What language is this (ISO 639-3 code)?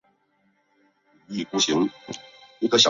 zho